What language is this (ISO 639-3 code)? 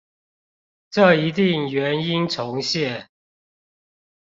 zho